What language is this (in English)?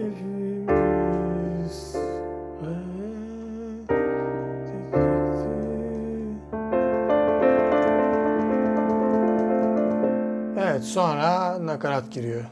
Turkish